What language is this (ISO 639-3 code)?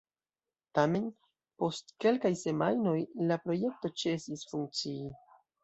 epo